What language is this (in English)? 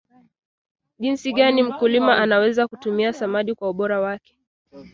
Swahili